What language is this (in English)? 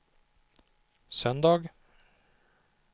Swedish